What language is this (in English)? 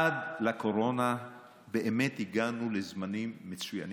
Hebrew